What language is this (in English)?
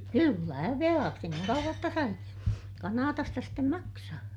Finnish